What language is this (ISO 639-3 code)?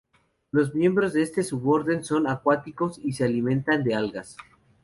spa